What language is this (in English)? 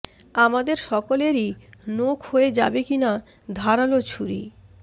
Bangla